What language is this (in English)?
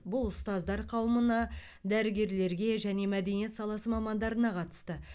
Kazakh